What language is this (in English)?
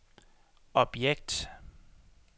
Danish